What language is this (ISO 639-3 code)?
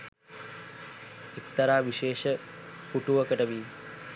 sin